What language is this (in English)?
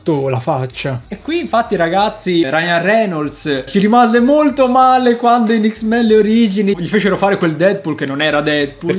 Italian